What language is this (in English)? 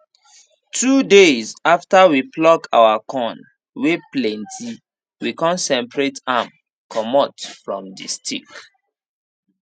Nigerian Pidgin